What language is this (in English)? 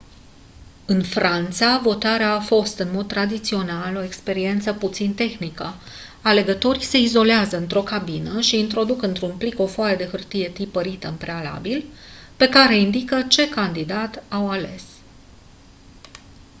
Romanian